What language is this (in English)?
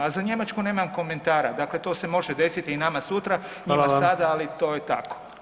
Croatian